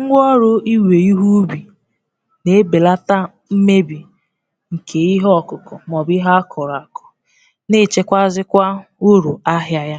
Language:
Igbo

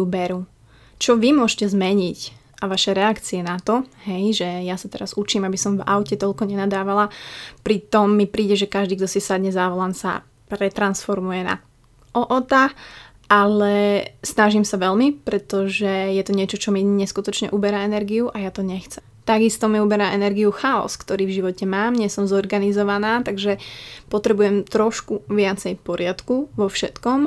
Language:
Slovak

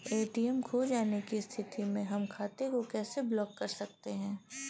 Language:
Bhojpuri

